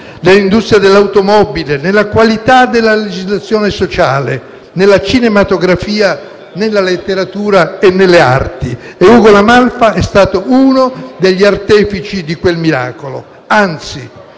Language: Italian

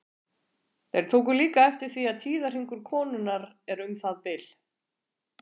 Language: Icelandic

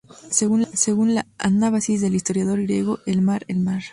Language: Spanish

